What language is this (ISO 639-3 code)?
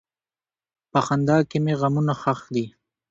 pus